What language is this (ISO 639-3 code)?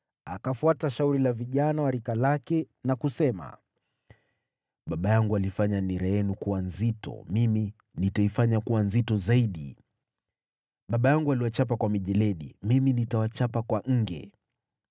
swa